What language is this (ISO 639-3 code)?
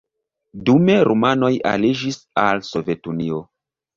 epo